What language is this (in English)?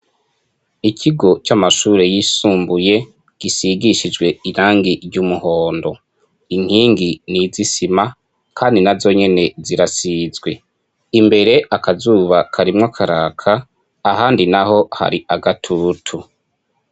Rundi